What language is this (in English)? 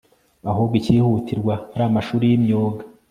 Kinyarwanda